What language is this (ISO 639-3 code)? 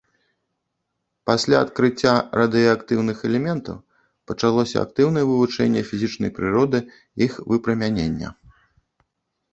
bel